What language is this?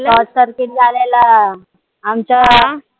Marathi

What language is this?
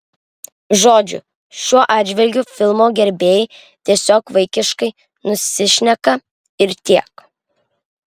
Lithuanian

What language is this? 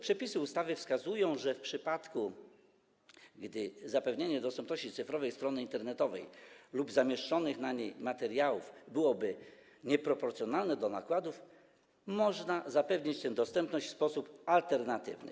Polish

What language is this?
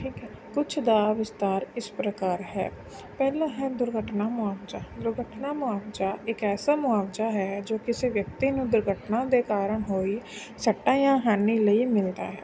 Punjabi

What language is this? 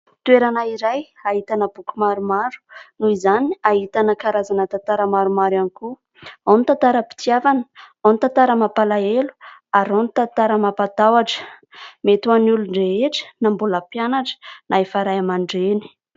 Malagasy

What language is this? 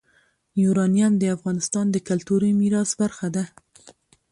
Pashto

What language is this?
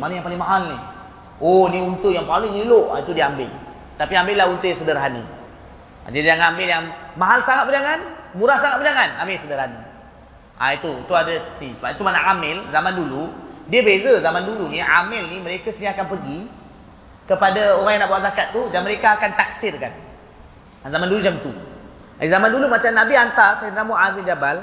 Malay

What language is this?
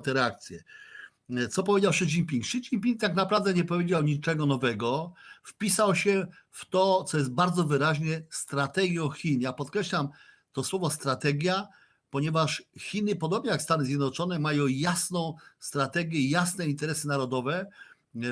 Polish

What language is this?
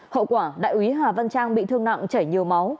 Vietnamese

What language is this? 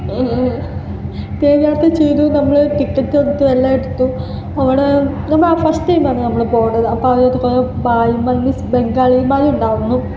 Malayalam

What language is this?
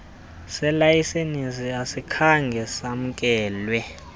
Xhosa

